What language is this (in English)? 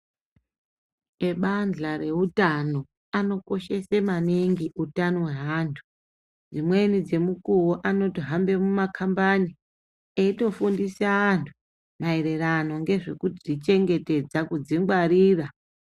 Ndau